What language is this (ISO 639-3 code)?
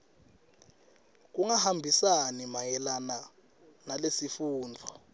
ssw